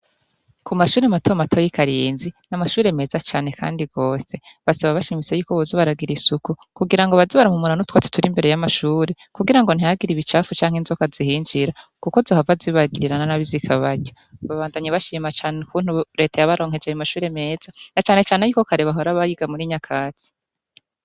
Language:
Rundi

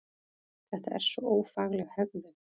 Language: Icelandic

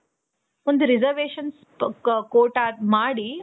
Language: Kannada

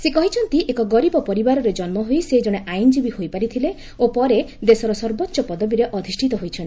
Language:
Odia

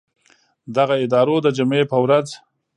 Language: Pashto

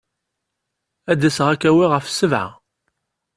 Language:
Kabyle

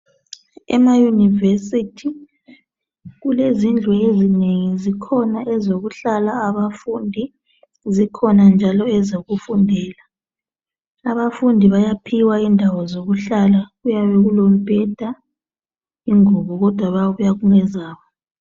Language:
North Ndebele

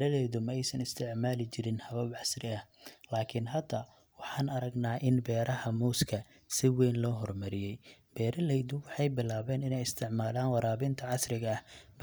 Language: Somali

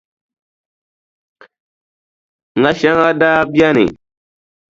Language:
Dagbani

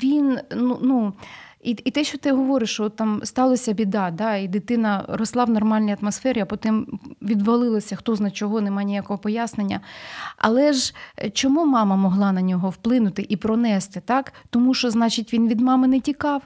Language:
Ukrainian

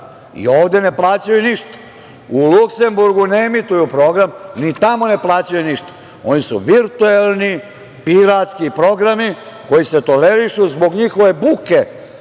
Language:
Serbian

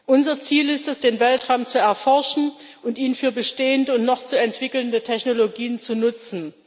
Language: German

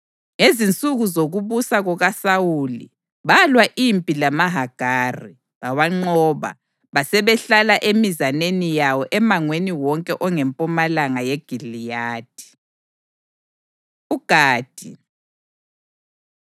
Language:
North Ndebele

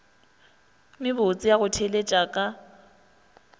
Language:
Northern Sotho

